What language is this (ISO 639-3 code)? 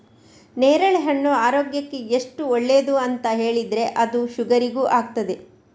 kan